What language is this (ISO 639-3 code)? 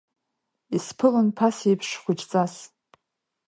abk